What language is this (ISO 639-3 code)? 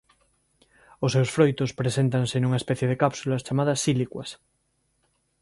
glg